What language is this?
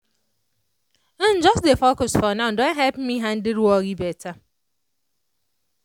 Nigerian Pidgin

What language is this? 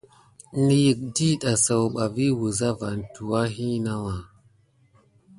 Gidar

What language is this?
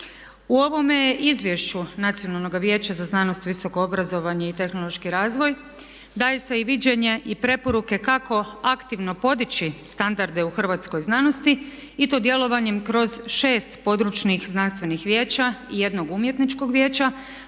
Croatian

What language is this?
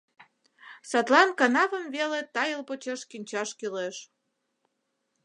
Mari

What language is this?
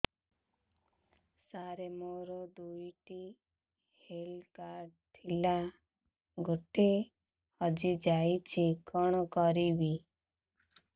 Odia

